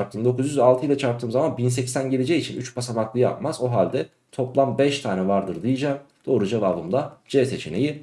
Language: Turkish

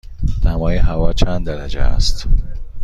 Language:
Persian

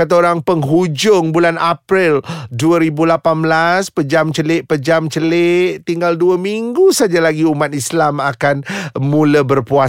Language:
Malay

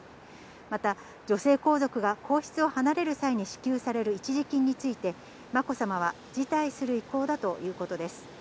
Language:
Japanese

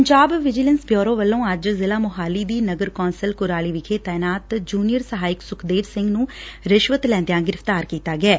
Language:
Punjabi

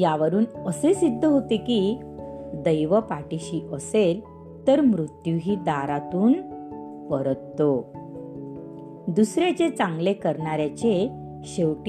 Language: Marathi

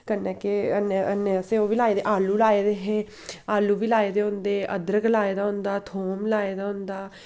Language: Dogri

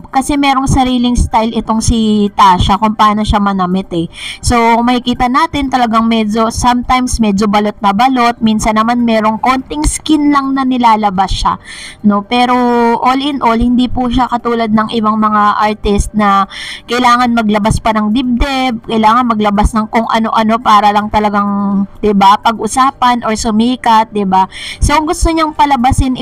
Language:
Filipino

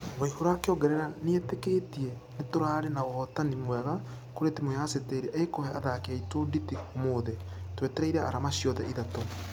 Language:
Kikuyu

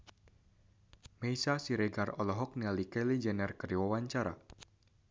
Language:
Sundanese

